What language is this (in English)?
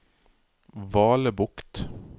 Norwegian